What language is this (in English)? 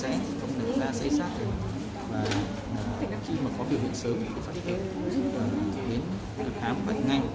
Vietnamese